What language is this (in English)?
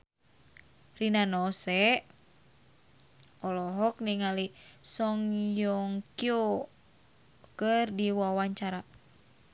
Sundanese